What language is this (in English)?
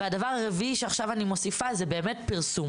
Hebrew